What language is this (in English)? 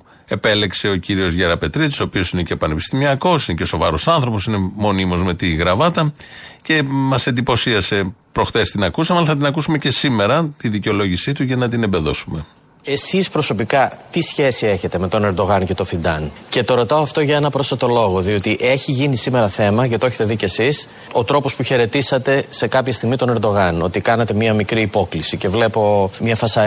Greek